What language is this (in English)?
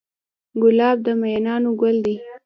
Pashto